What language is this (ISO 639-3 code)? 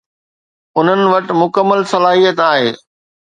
snd